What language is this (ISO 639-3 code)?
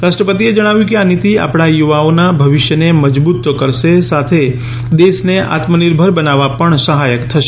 guj